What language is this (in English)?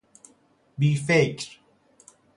Persian